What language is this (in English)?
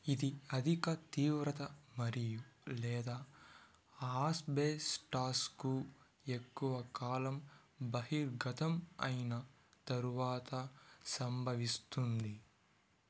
Telugu